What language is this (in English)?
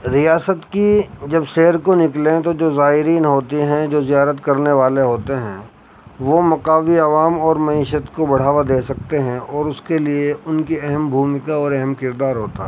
Urdu